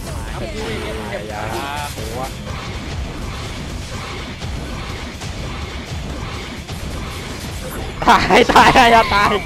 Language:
Thai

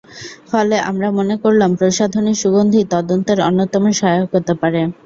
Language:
Bangla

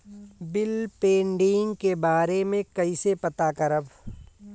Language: Bhojpuri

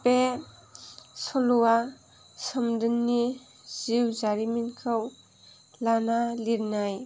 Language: Bodo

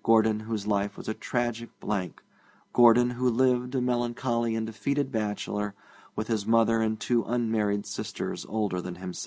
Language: English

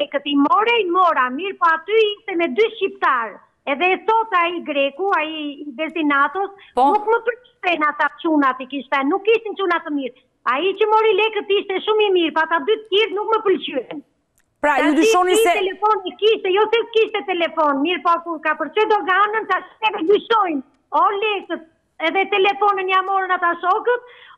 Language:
Romanian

